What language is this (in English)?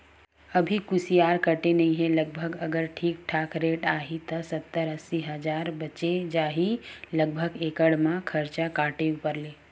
Chhattisgarhi